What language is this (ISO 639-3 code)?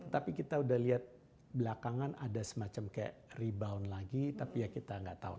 ind